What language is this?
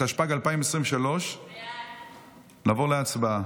Hebrew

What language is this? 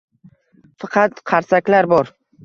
Uzbek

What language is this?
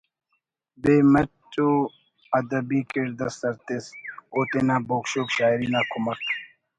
Brahui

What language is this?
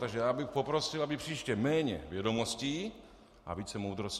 Czech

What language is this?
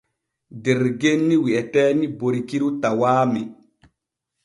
Borgu Fulfulde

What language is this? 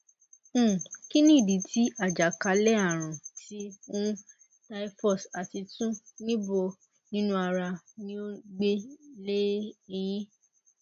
Yoruba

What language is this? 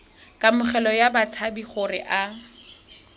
Tswana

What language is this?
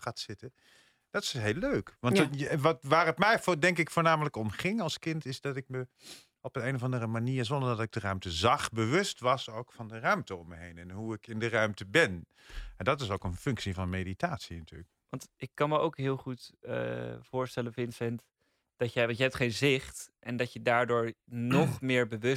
Dutch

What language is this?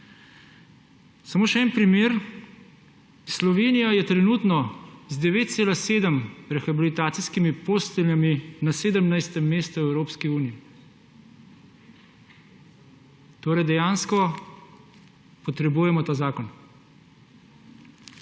Slovenian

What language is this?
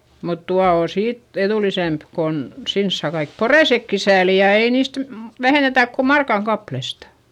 Finnish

